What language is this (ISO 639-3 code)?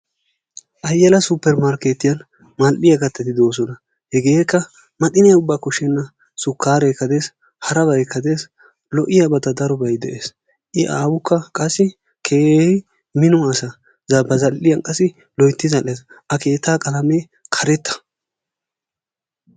wal